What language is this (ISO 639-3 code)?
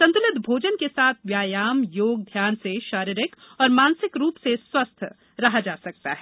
hin